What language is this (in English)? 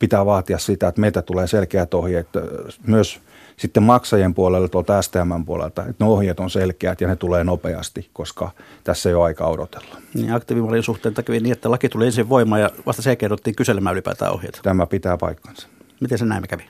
Finnish